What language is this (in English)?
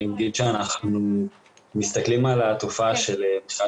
Hebrew